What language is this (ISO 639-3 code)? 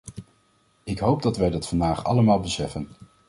nld